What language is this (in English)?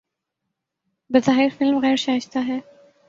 Urdu